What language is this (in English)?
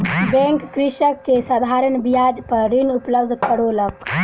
Maithili